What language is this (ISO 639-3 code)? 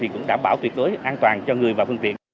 vie